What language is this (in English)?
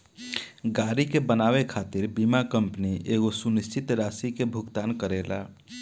Bhojpuri